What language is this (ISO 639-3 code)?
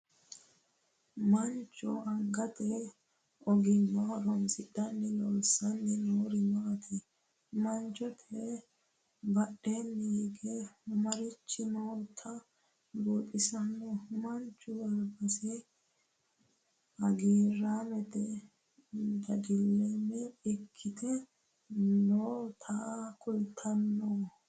sid